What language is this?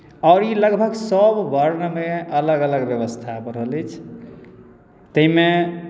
Maithili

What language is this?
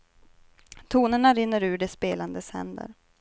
Swedish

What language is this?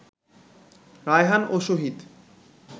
Bangla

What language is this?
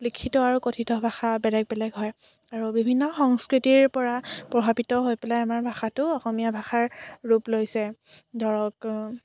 Assamese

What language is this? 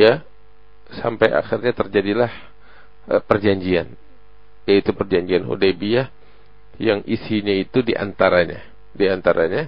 Indonesian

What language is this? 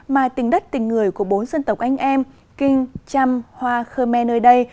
Vietnamese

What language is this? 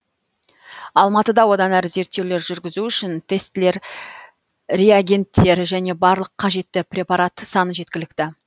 Kazakh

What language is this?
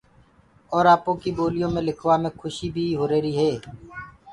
Gurgula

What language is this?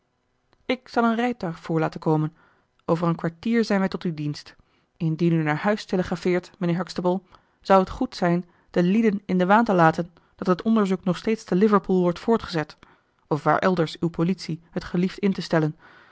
Dutch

